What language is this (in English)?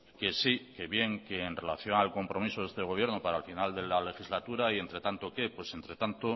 Spanish